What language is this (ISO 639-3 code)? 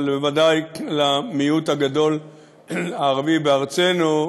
heb